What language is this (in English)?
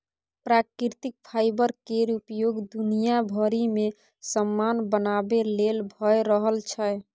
Maithili